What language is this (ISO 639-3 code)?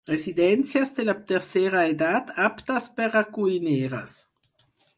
cat